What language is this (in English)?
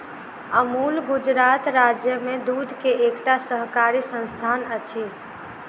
Maithili